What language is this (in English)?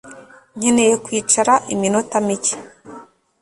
Kinyarwanda